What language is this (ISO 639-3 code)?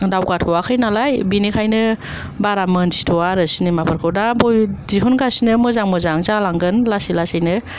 brx